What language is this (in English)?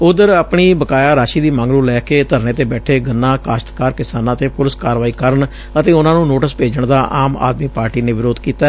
Punjabi